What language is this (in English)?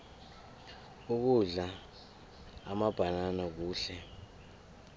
South Ndebele